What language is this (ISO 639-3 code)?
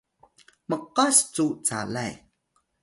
tay